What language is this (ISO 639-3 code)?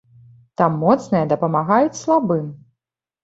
bel